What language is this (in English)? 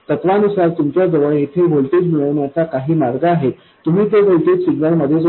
Marathi